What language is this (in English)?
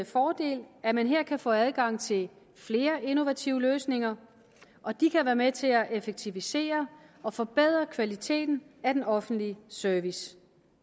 Danish